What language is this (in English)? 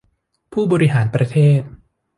Thai